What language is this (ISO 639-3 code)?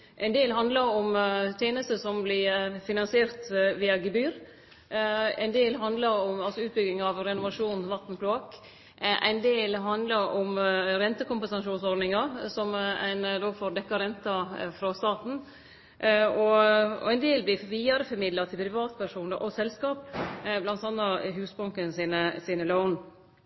nno